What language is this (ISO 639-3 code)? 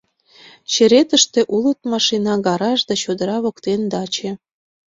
chm